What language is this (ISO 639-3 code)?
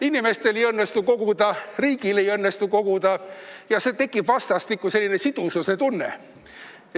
est